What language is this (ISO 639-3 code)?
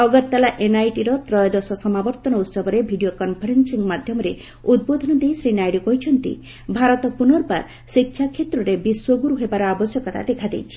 ori